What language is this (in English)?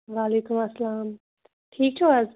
Kashmiri